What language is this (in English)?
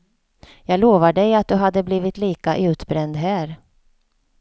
Swedish